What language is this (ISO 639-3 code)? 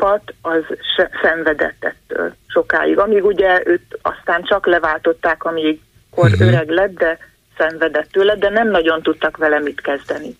hun